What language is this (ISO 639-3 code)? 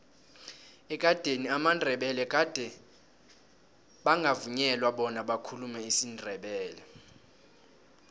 nbl